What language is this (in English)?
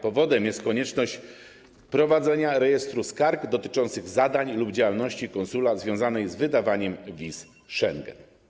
Polish